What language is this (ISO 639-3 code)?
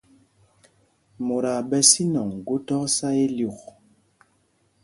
mgg